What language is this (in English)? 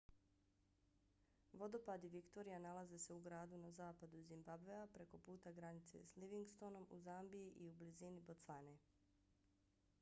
Bosnian